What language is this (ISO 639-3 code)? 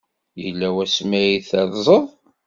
kab